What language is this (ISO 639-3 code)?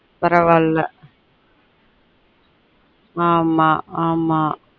tam